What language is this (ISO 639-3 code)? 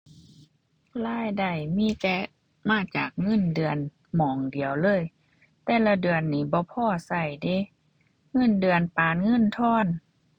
tha